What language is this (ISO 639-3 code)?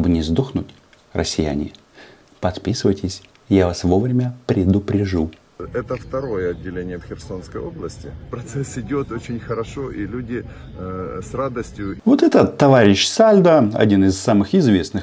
rus